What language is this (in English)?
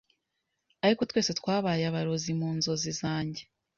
Kinyarwanda